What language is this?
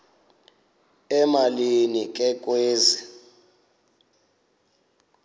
Xhosa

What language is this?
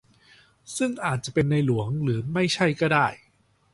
Thai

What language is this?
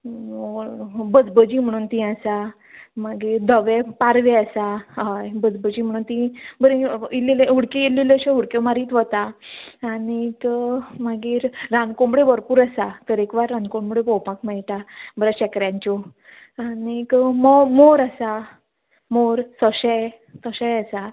Konkani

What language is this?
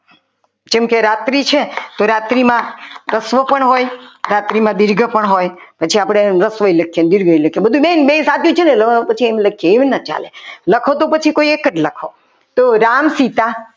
Gujarati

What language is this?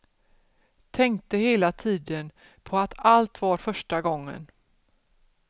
Swedish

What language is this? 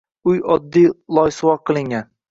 Uzbek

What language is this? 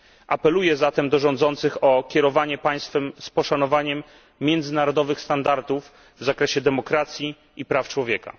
Polish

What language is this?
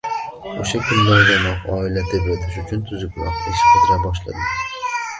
Uzbek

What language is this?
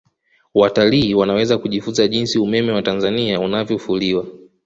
Swahili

